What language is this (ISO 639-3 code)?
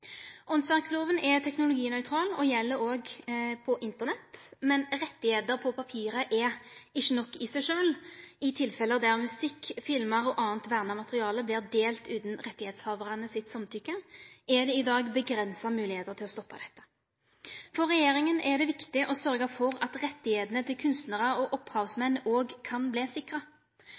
nno